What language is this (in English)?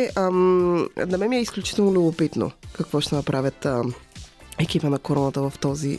Bulgarian